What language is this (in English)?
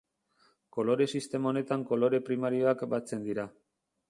Basque